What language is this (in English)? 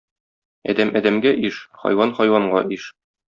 Tatar